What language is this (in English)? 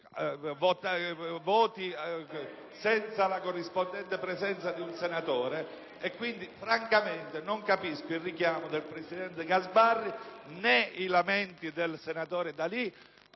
Italian